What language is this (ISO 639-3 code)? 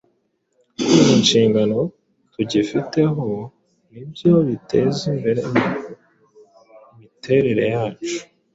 kin